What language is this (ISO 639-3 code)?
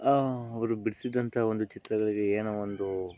kan